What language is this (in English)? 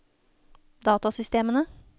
Norwegian